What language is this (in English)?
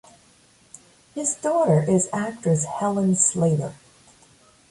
English